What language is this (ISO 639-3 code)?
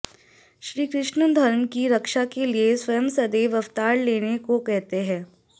san